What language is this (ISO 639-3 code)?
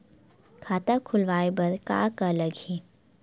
hne